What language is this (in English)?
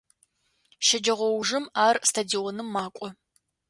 Adyghe